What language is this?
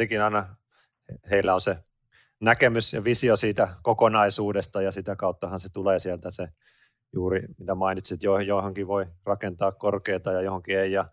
Finnish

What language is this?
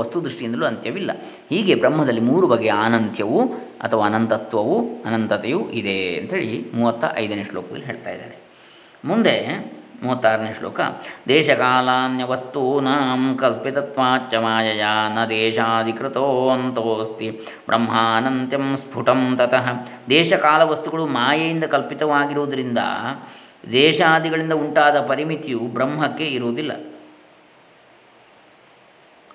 Kannada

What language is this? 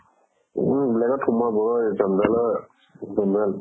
Assamese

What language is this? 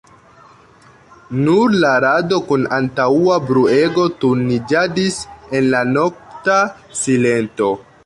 Esperanto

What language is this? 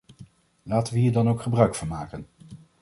Dutch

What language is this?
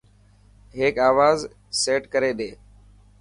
Dhatki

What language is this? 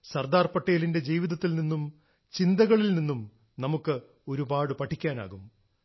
Malayalam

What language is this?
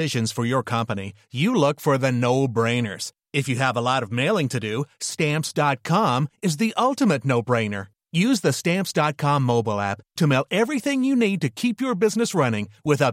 Swedish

